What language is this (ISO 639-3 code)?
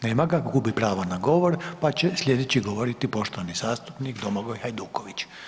hrv